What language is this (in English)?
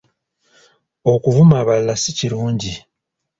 Ganda